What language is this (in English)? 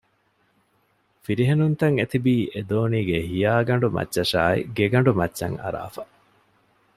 Divehi